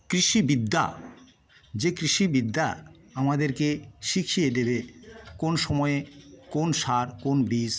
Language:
Bangla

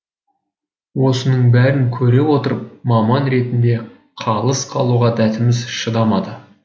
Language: Kazakh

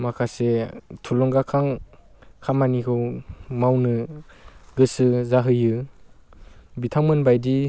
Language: Bodo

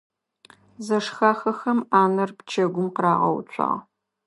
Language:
Adyghe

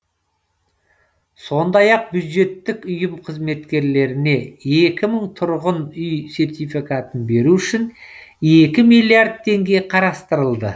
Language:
Kazakh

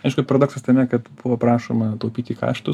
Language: Lithuanian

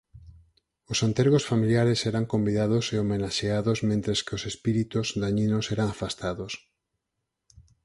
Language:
Galician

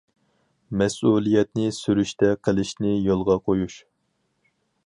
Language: Uyghur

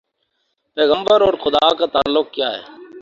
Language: Urdu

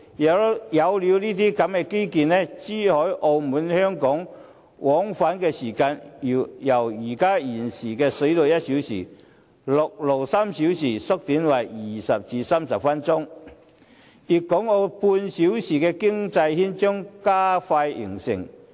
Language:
Cantonese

